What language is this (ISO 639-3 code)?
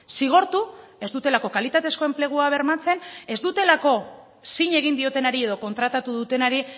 eus